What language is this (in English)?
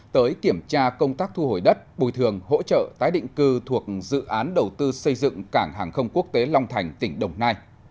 Vietnamese